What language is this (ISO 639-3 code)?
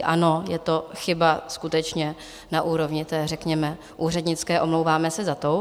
ces